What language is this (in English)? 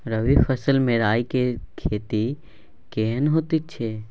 Maithili